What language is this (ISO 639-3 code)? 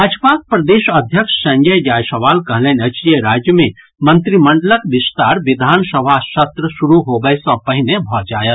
mai